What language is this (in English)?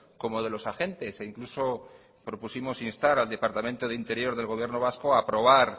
Spanish